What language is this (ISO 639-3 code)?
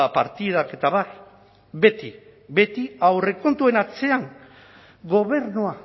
eus